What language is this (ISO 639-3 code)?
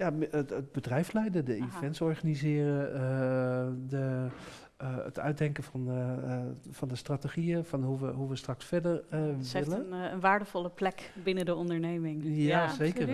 nld